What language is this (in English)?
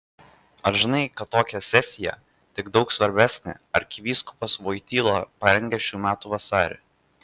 Lithuanian